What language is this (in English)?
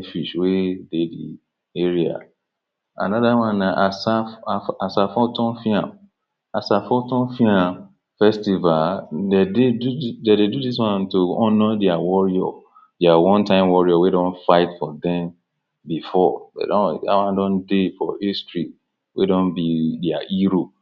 Nigerian Pidgin